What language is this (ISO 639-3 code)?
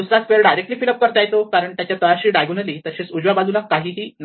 mar